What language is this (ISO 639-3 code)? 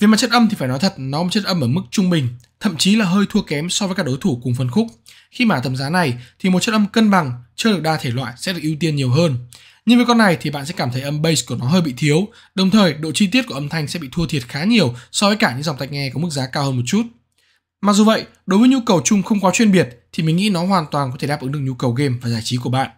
vie